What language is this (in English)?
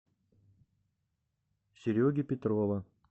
Russian